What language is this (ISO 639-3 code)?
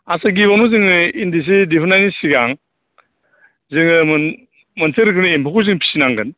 brx